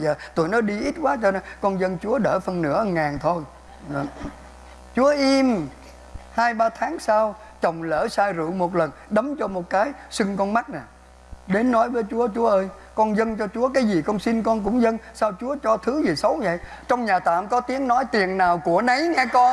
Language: Vietnamese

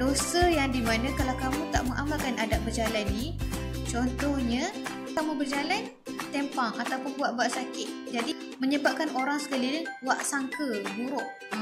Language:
Malay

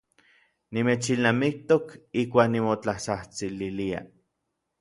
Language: Orizaba Nahuatl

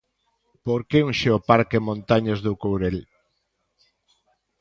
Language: Galician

